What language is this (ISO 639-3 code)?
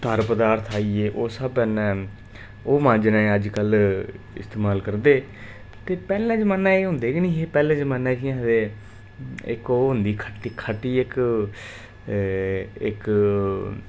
doi